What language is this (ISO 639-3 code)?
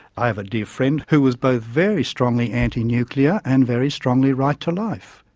eng